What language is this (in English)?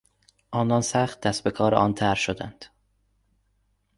Persian